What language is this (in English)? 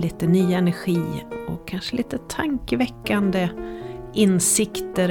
Swedish